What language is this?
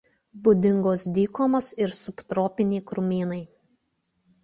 Lithuanian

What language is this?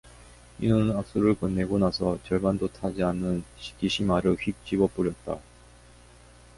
Korean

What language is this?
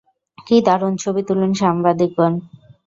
Bangla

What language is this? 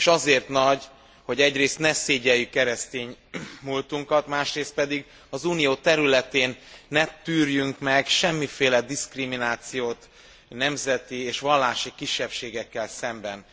Hungarian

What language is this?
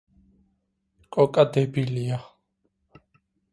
Georgian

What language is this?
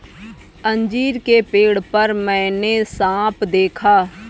Hindi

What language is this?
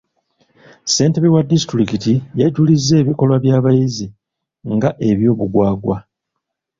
Ganda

